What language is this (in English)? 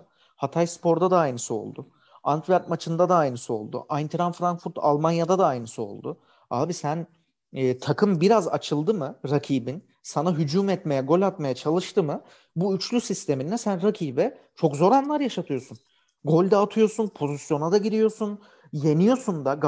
Turkish